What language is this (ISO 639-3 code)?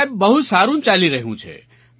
guj